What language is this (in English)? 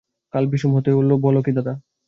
Bangla